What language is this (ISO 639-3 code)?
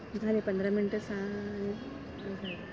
mar